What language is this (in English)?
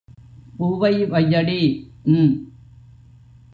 Tamil